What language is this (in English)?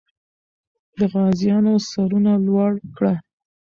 Pashto